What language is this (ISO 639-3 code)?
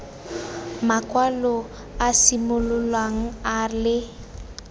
tsn